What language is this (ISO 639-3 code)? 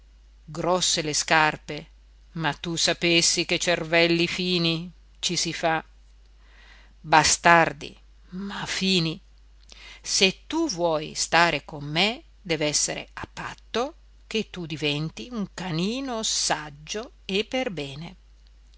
ita